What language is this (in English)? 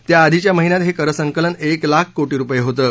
Marathi